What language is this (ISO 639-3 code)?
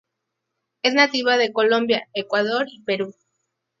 spa